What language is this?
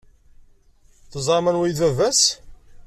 Kabyle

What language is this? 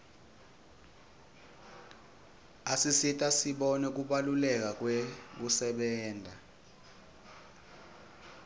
Swati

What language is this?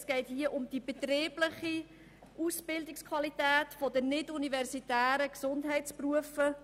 Swiss German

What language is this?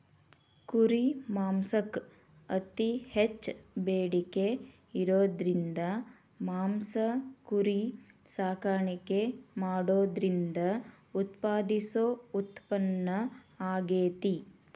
Kannada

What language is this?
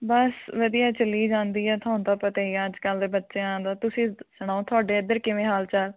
Punjabi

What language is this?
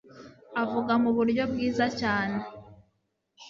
Kinyarwanda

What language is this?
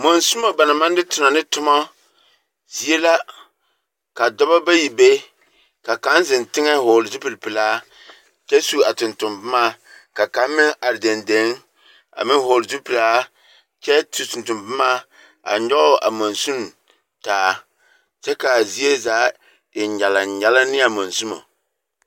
Southern Dagaare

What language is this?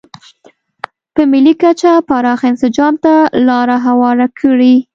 Pashto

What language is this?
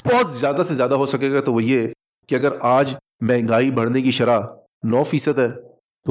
Urdu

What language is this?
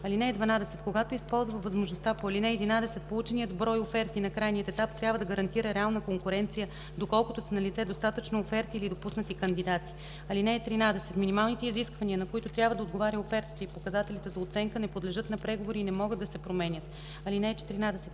Bulgarian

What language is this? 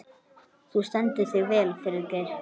Icelandic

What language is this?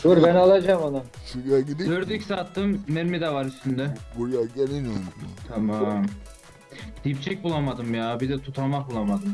Turkish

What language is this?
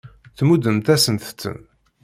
Kabyle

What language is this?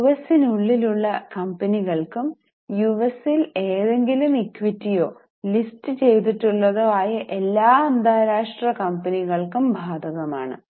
Malayalam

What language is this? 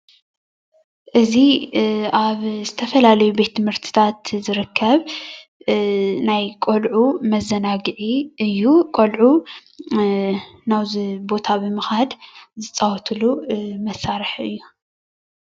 Tigrinya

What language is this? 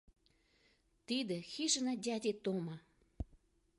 Mari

